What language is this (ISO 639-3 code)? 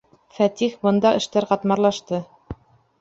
bak